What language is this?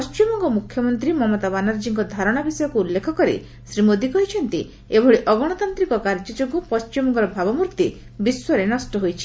Odia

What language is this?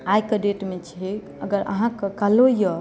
Maithili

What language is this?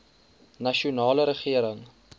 Afrikaans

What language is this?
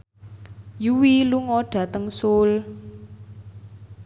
Javanese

